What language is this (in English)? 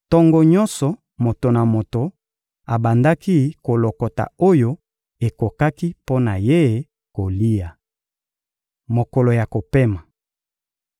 Lingala